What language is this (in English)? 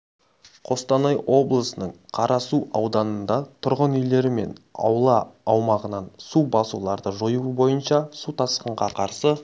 Kazakh